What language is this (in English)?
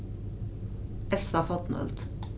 Faroese